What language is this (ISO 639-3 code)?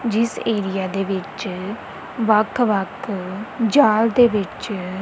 pan